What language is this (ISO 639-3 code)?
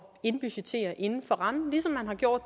dan